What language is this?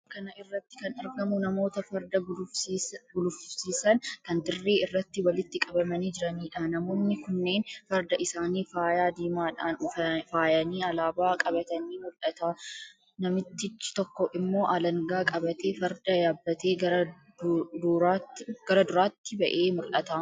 Oromo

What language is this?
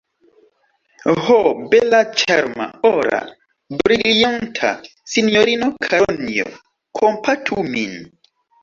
Esperanto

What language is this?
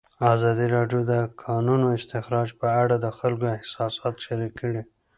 Pashto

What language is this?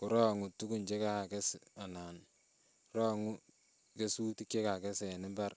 Kalenjin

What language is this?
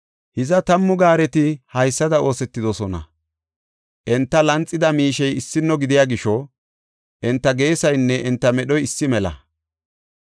Gofa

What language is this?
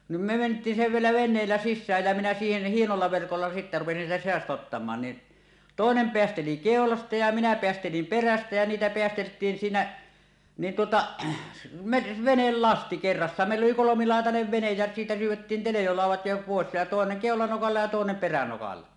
Finnish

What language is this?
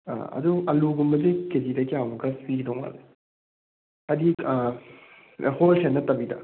Manipuri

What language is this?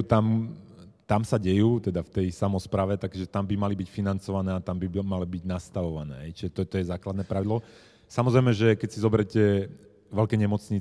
Slovak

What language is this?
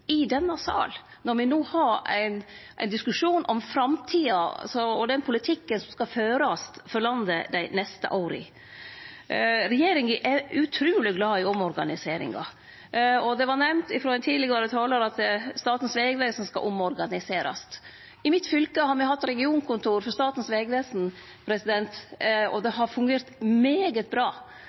Norwegian Nynorsk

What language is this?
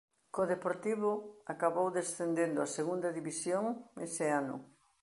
Galician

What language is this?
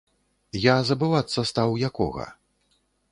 Belarusian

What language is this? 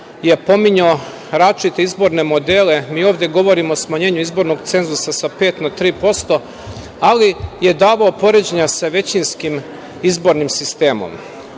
Serbian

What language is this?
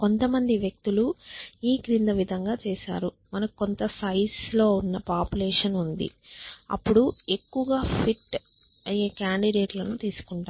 Telugu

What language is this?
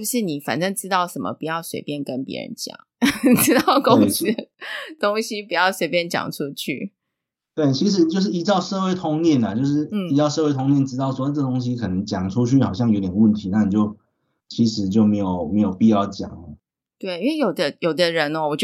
Chinese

